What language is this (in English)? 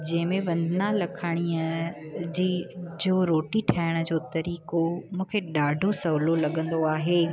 Sindhi